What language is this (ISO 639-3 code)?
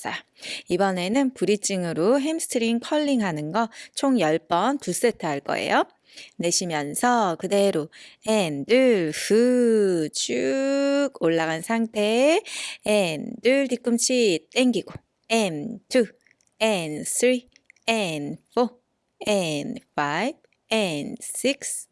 kor